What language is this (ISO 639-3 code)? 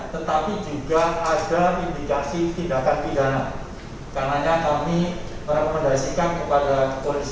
ind